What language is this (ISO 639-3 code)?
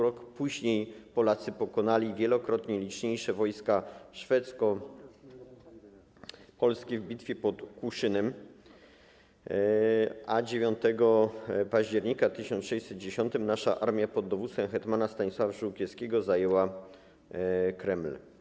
pol